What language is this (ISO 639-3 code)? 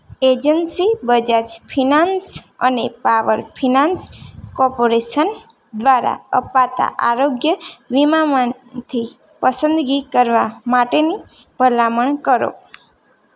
guj